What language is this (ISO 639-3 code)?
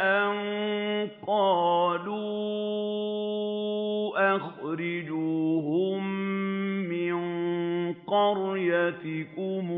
ara